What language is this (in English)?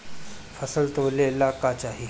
Bhojpuri